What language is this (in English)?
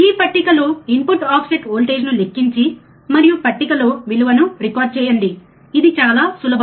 Telugu